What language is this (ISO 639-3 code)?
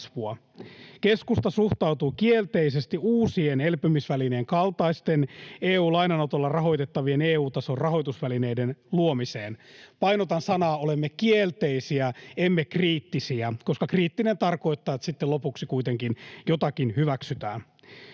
fin